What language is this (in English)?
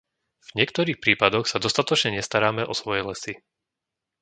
Slovak